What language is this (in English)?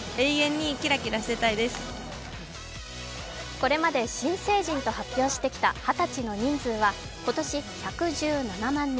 Japanese